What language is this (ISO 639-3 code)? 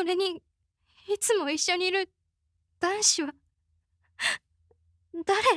jpn